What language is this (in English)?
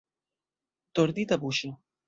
Esperanto